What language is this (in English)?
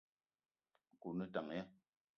Eton (Cameroon)